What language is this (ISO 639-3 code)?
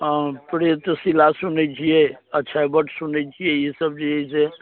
mai